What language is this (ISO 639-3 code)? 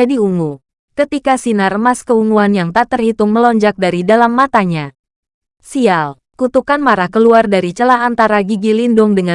ind